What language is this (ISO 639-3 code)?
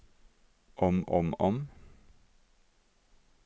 nor